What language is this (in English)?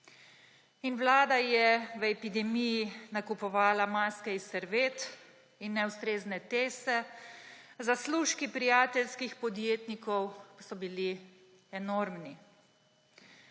Slovenian